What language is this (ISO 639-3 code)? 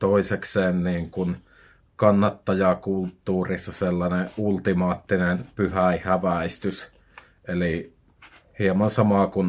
fin